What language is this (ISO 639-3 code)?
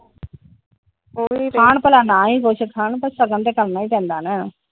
pan